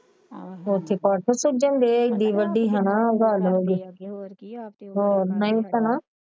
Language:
Punjabi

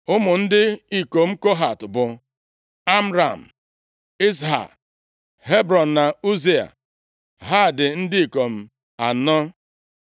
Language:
Igbo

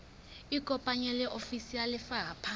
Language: Southern Sotho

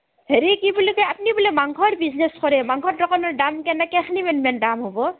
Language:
Assamese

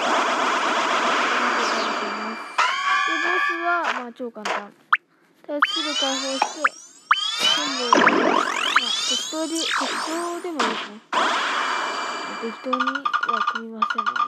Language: Japanese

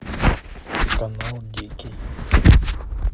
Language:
Russian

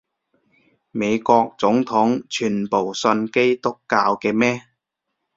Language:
Cantonese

